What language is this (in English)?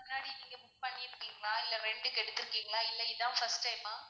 Tamil